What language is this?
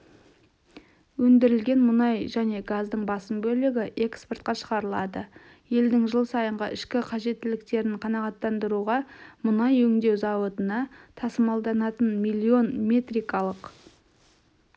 Kazakh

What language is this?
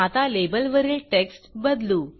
Marathi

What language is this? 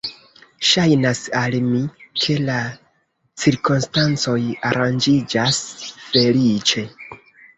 Esperanto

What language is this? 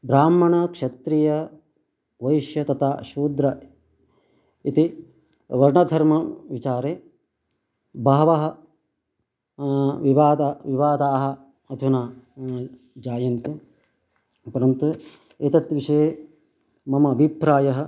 Sanskrit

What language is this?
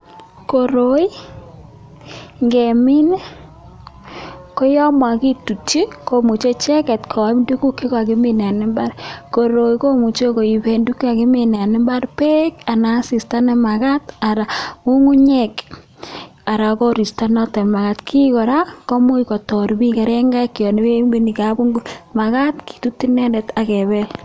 Kalenjin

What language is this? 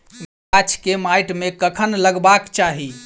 Maithili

